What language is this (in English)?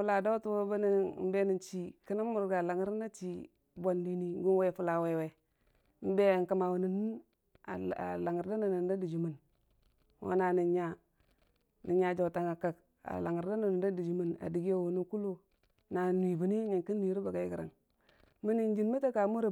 Dijim-Bwilim